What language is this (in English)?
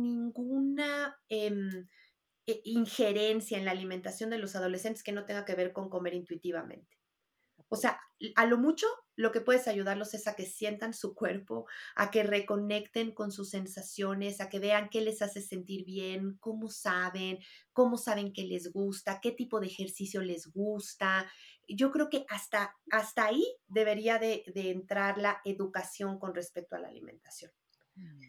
Spanish